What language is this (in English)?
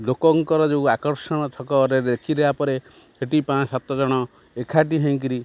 Odia